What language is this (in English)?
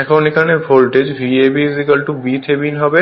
Bangla